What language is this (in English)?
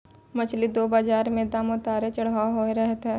Maithili